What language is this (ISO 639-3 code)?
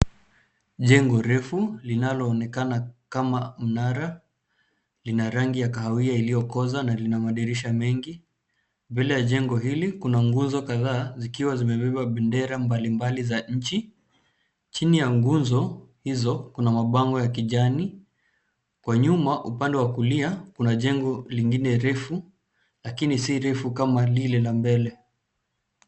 swa